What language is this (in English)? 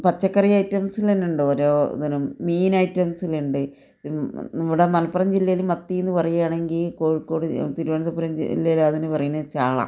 Malayalam